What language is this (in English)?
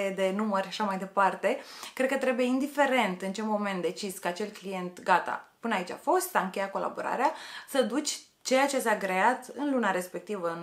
Romanian